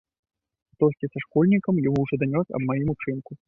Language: Belarusian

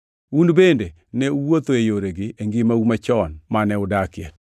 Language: Luo (Kenya and Tanzania)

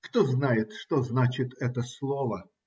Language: Russian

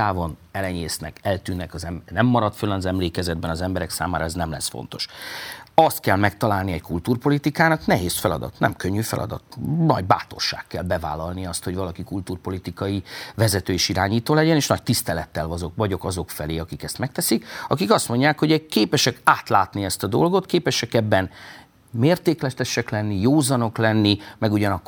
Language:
Hungarian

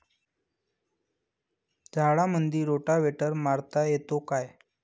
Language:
Marathi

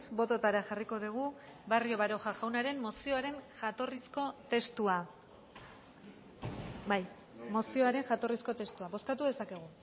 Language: Basque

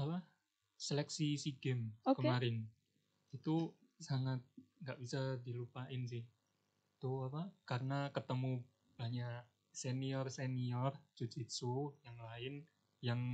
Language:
Indonesian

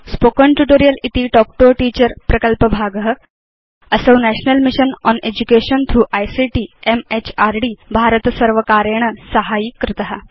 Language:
Sanskrit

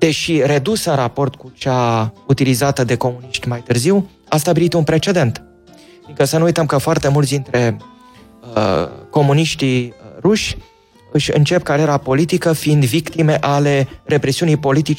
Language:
Romanian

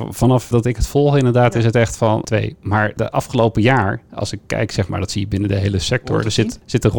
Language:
Dutch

